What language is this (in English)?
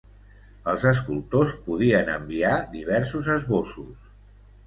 Catalan